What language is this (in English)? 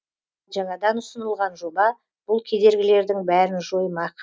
Kazakh